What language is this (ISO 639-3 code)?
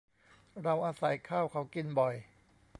tha